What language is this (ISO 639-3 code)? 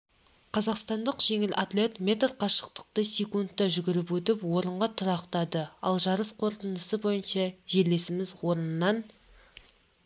kaz